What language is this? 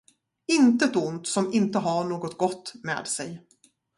Swedish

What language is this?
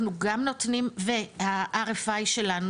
Hebrew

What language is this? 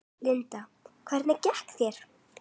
Icelandic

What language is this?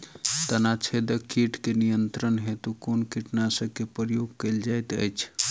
Maithili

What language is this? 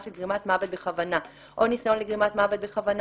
Hebrew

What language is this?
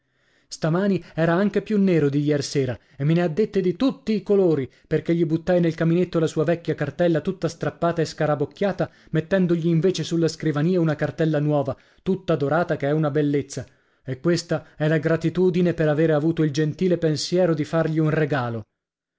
Italian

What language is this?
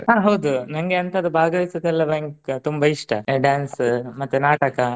Kannada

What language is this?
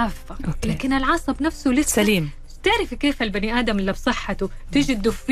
Arabic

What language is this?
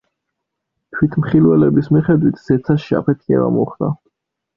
Georgian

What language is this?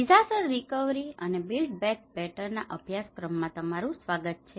Gujarati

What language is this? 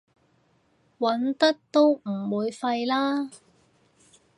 Cantonese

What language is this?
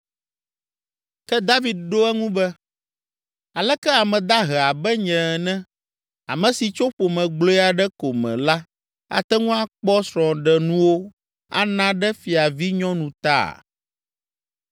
Ewe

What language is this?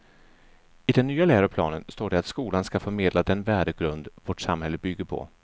Swedish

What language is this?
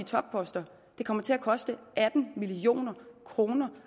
Danish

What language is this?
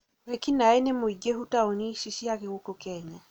Kikuyu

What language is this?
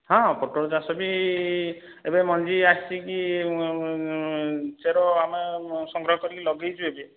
Odia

